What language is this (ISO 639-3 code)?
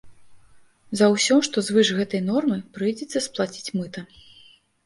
bel